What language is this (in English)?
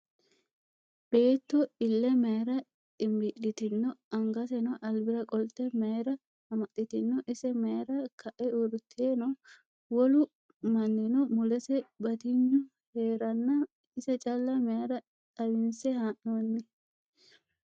Sidamo